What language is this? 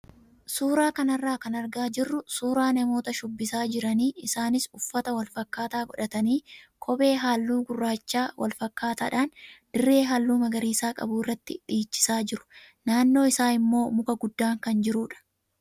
Oromo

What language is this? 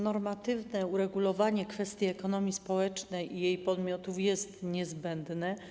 Polish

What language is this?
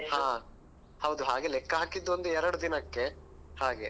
Kannada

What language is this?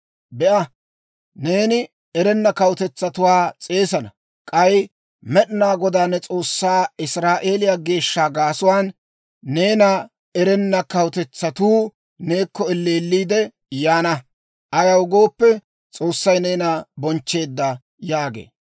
Dawro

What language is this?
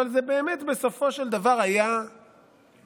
Hebrew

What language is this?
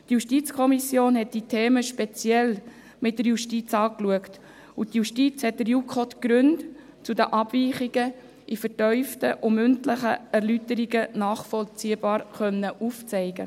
Swiss German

